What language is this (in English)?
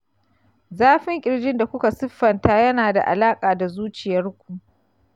Hausa